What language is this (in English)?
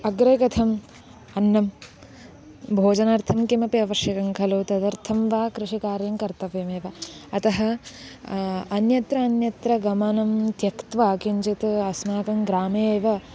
Sanskrit